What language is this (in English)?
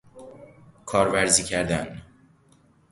Persian